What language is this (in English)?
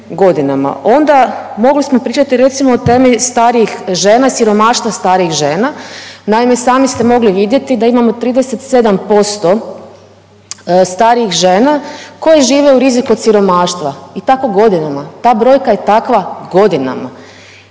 Croatian